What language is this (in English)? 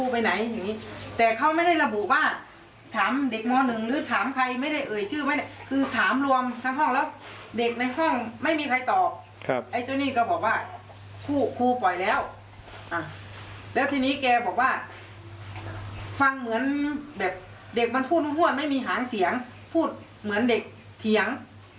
Thai